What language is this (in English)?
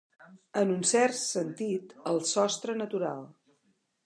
Catalan